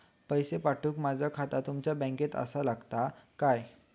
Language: Marathi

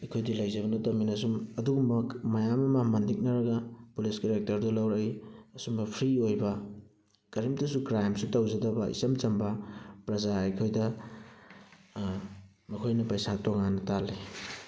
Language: Manipuri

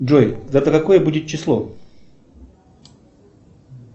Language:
Russian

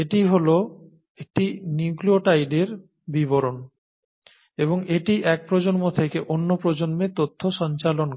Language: Bangla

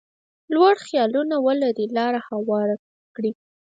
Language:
Pashto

